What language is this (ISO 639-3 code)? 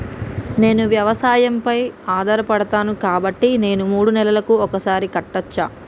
tel